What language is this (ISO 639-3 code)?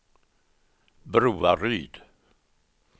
swe